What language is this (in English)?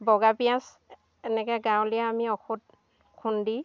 Assamese